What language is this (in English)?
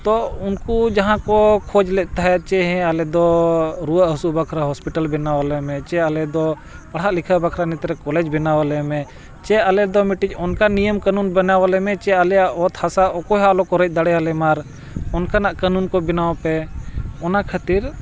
Santali